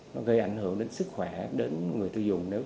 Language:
Vietnamese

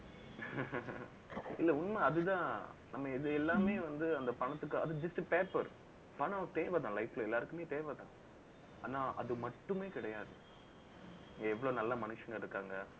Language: Tamil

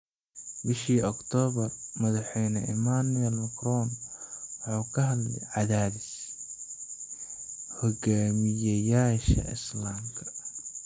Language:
Somali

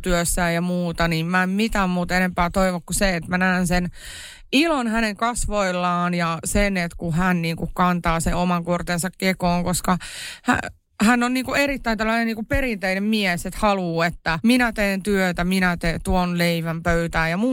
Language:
Finnish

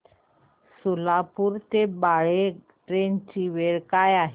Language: Marathi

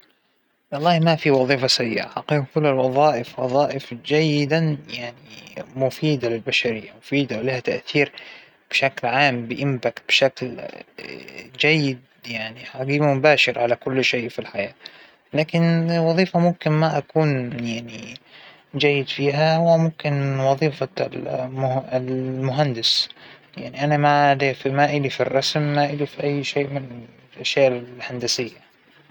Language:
Hijazi Arabic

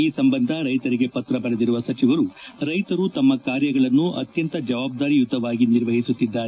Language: Kannada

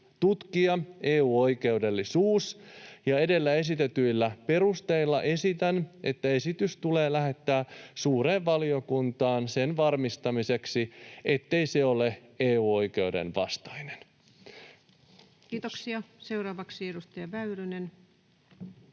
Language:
Finnish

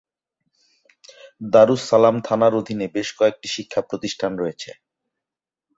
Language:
Bangla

